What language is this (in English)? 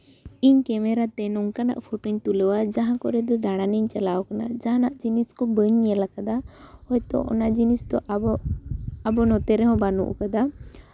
Santali